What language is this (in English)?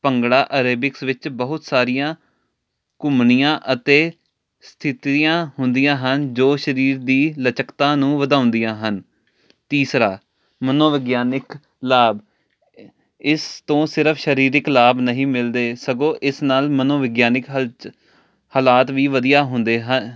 Punjabi